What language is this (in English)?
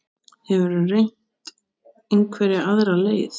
Icelandic